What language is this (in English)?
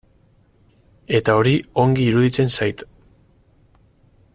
Basque